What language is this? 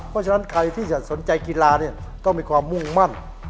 Thai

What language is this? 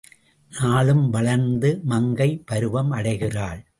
Tamil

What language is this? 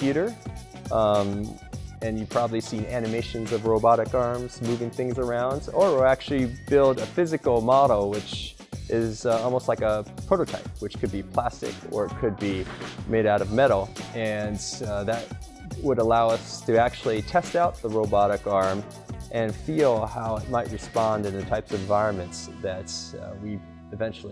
English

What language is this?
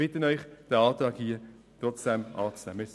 Swiss German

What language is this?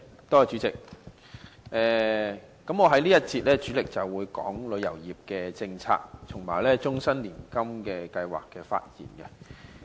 Cantonese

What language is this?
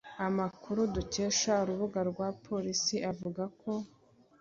Kinyarwanda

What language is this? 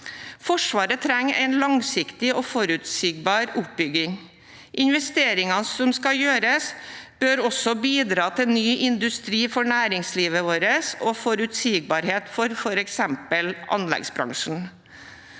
Norwegian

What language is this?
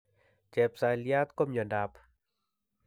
Kalenjin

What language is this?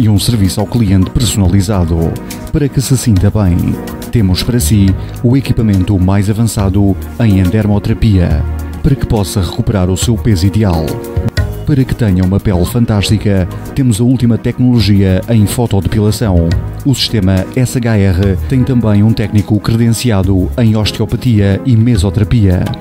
Portuguese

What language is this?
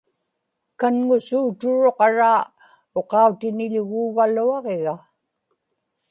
Inupiaq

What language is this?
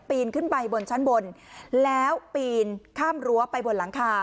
Thai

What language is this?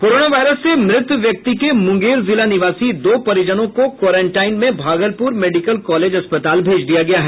Hindi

